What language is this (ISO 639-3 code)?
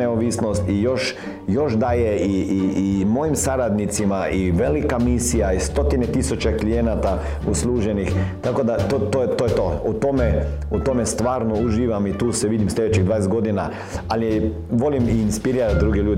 hrv